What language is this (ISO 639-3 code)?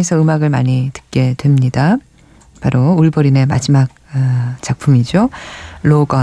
kor